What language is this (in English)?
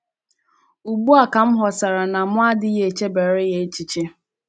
Igbo